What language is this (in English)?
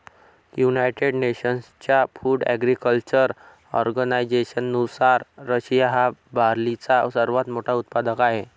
Marathi